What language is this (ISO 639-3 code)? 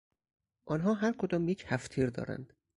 fas